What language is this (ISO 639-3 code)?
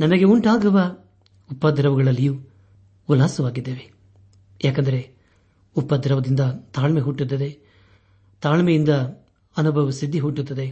kan